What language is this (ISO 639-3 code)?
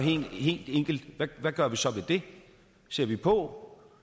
dan